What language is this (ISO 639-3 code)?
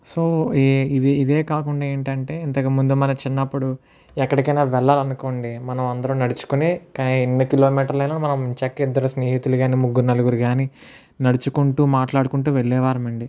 tel